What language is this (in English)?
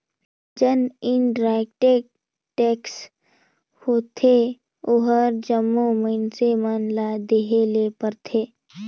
Chhattisgarhi